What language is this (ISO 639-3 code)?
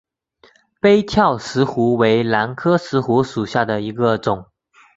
zho